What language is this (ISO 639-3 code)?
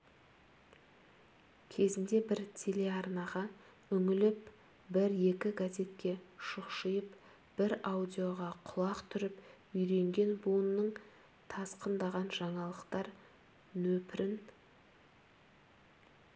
kaz